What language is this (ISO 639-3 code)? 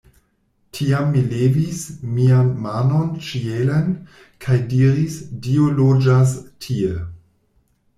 epo